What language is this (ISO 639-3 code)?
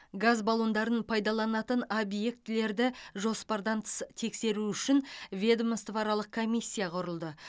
kaz